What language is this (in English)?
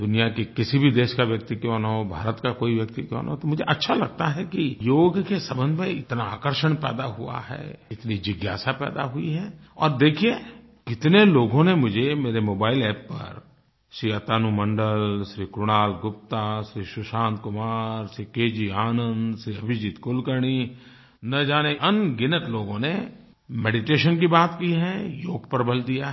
Hindi